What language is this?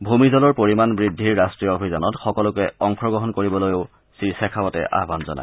Assamese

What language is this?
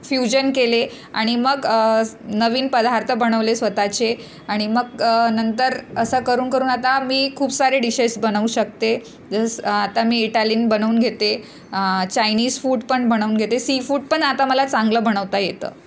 Marathi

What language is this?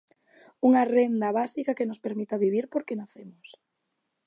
Galician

